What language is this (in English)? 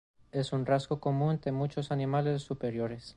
Spanish